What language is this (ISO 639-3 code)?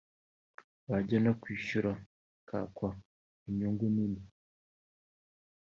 kin